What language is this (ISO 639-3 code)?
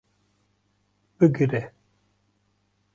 kur